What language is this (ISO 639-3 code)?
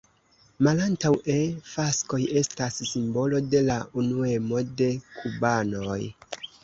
epo